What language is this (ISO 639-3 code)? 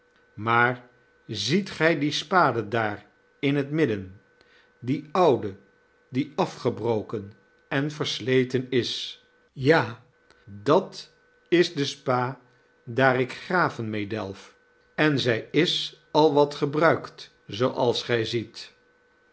nld